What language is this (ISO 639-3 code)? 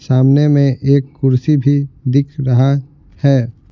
hin